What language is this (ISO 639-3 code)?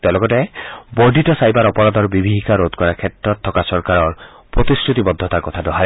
asm